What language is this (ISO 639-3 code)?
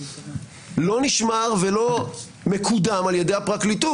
heb